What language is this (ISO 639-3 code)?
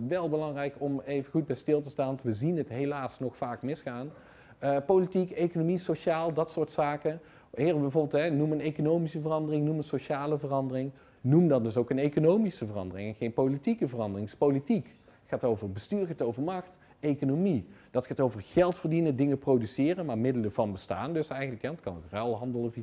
nld